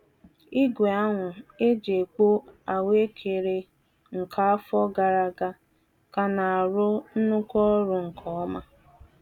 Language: Igbo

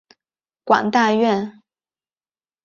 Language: Chinese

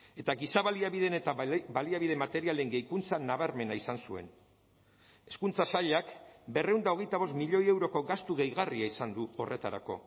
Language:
Basque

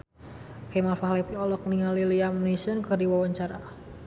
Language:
Sundanese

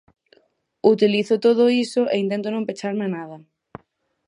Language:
Galician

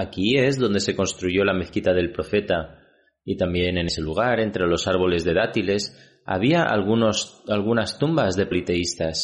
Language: Spanish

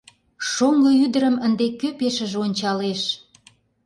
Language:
Mari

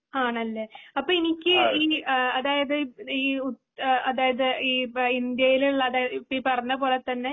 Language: Malayalam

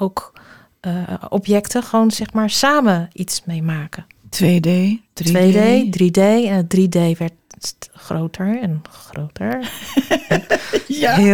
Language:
Dutch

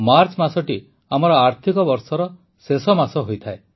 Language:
Odia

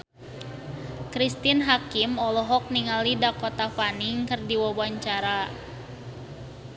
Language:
Sundanese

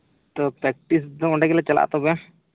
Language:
Santali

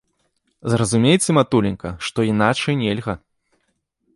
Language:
Belarusian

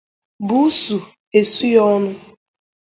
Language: Igbo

